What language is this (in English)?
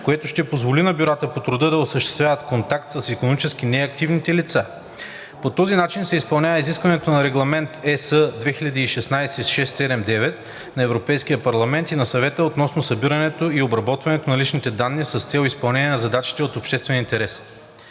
Bulgarian